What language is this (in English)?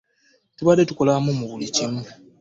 Ganda